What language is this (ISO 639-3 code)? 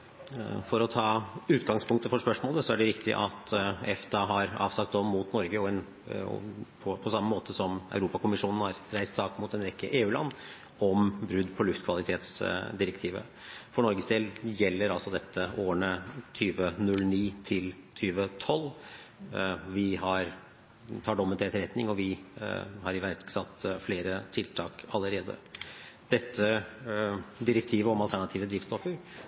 nob